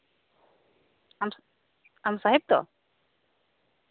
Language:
Santali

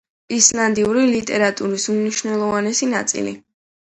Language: Georgian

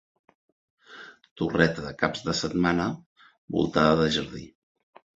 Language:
Catalan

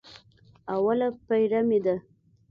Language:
Pashto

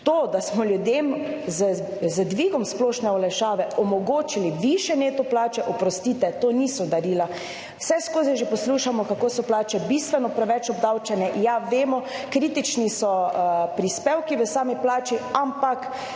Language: Slovenian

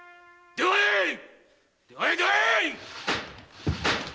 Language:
Japanese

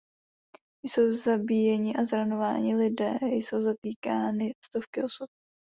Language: Czech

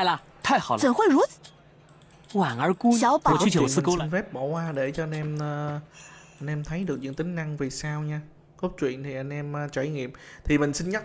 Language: Vietnamese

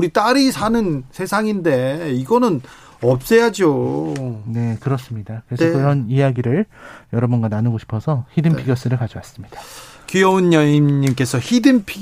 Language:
Korean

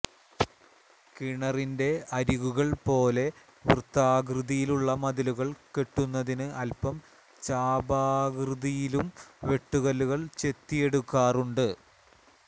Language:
Malayalam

